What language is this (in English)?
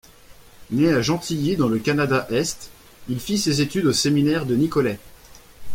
French